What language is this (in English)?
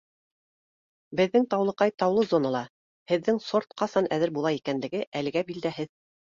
Bashkir